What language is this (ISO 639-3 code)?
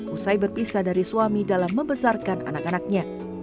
ind